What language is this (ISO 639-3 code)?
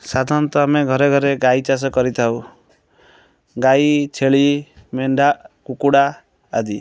ori